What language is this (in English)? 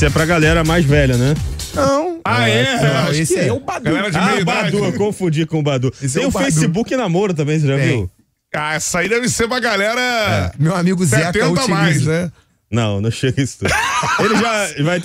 Portuguese